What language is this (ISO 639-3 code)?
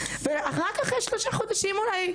heb